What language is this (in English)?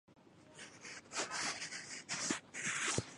Chinese